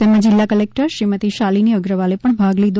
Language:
Gujarati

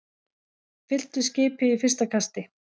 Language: Icelandic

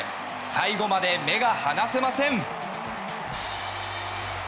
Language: Japanese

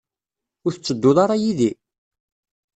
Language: Kabyle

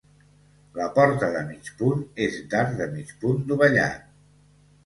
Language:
Catalan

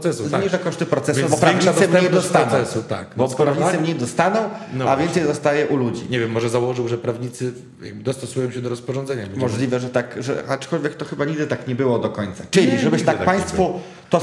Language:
Polish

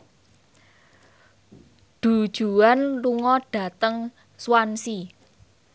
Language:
Javanese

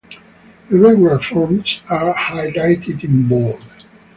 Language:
English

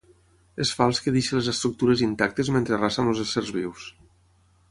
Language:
Catalan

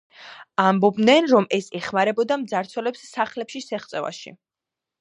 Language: Georgian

